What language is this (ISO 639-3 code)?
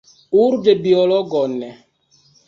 epo